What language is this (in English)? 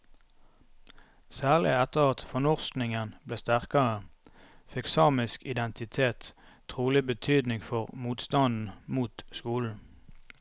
Norwegian